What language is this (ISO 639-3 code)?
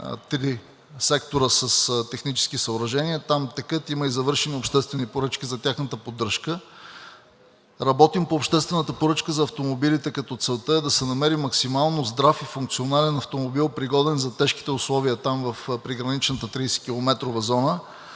bul